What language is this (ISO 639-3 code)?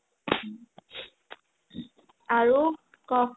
asm